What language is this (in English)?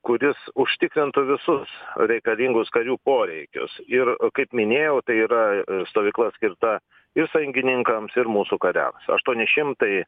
Lithuanian